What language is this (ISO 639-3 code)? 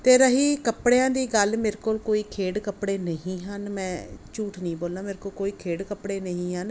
pan